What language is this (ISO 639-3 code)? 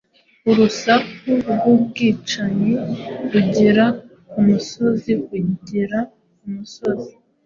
kin